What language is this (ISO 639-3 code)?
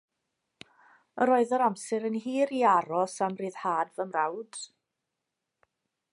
cym